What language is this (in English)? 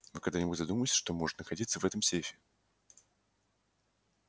Russian